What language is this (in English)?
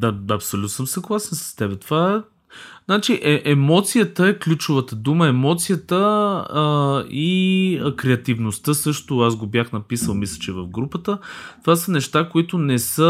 Bulgarian